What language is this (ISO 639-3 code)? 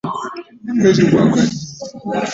lug